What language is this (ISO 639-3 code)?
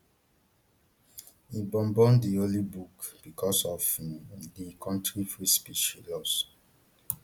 pcm